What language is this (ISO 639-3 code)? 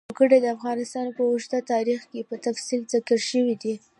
pus